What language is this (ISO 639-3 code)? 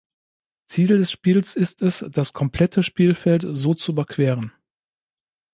deu